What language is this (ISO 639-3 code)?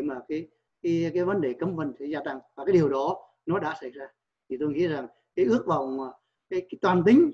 vie